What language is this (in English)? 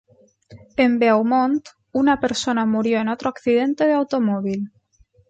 Spanish